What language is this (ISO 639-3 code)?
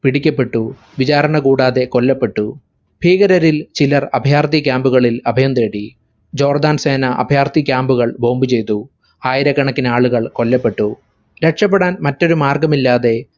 mal